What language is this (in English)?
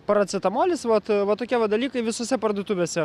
Lithuanian